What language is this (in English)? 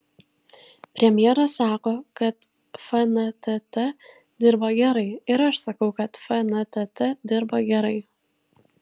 Lithuanian